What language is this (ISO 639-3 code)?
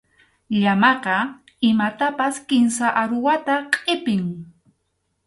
qxu